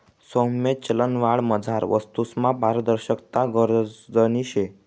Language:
Marathi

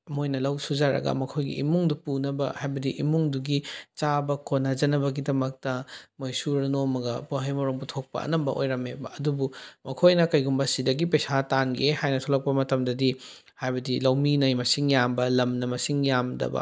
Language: Manipuri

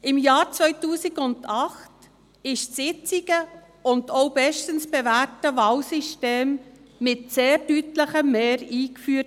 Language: Swiss German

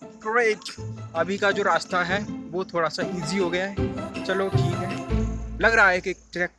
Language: Hindi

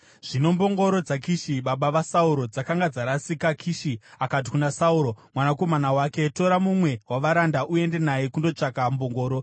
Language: Shona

